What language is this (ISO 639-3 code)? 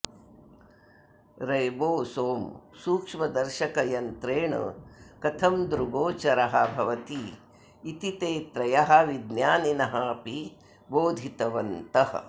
san